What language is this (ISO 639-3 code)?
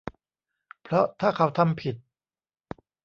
tha